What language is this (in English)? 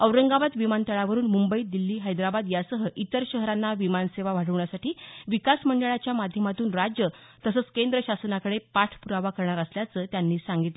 Marathi